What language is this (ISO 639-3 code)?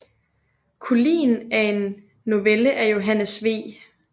dan